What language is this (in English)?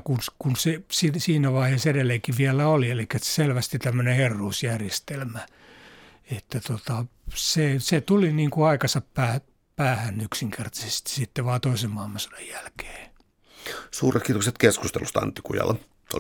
Finnish